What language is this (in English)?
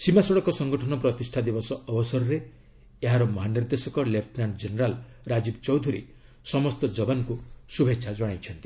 Odia